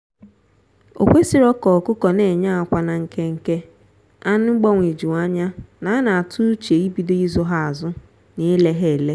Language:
Igbo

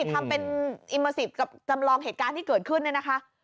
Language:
Thai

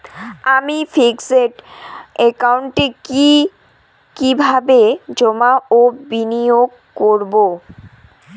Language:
Bangla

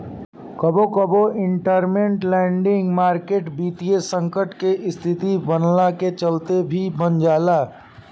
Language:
Bhojpuri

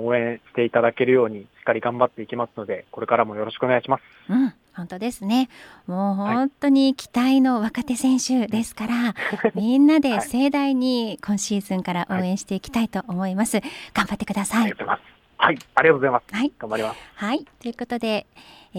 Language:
Japanese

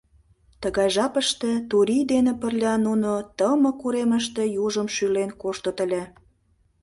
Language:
Mari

